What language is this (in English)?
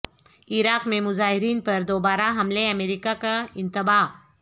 Urdu